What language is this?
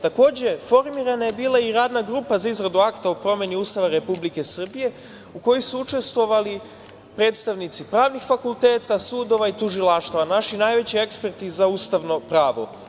Serbian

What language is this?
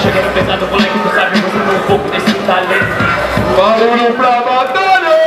Portuguese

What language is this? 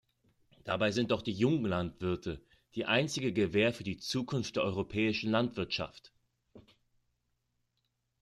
German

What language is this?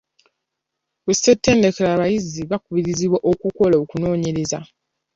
Ganda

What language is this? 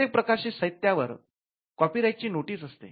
Marathi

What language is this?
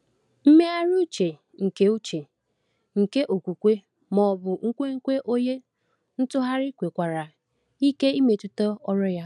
Igbo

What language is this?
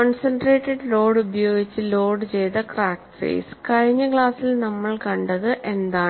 Malayalam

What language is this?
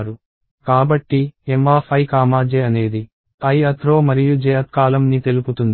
Telugu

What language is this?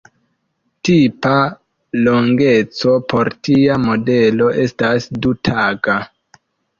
Esperanto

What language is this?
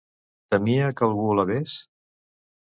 Catalan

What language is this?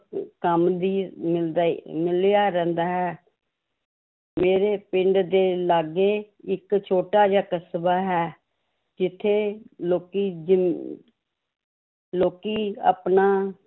Punjabi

